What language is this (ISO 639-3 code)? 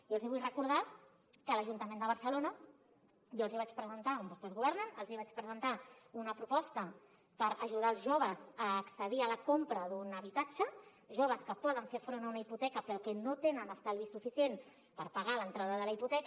cat